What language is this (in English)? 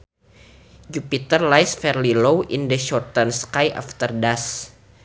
Sundanese